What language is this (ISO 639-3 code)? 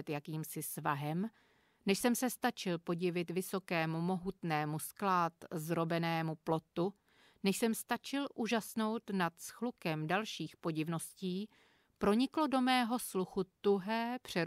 ces